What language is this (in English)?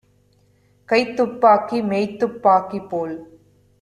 Tamil